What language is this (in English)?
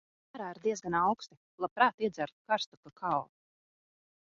Latvian